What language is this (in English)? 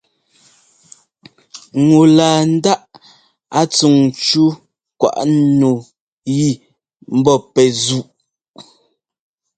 Ngomba